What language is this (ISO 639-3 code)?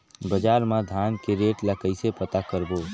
hne